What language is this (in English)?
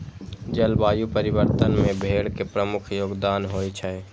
Maithili